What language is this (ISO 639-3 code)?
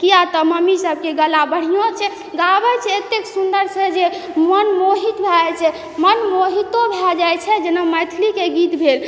mai